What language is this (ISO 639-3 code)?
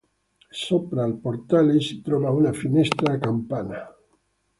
ita